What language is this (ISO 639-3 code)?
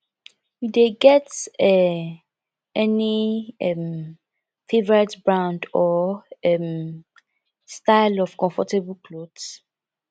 pcm